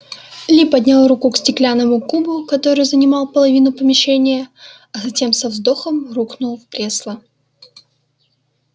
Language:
Russian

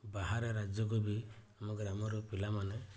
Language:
Odia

